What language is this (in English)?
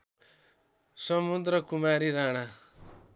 Nepali